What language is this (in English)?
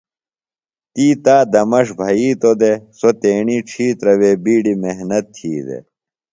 Phalura